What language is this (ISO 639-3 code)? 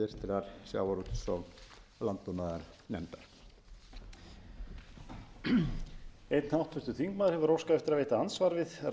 isl